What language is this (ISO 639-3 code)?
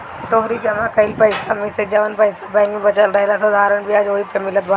bho